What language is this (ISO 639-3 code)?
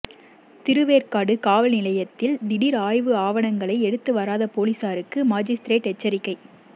tam